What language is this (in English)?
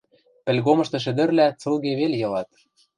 Western Mari